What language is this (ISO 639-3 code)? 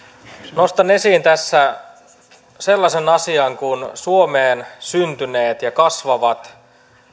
fin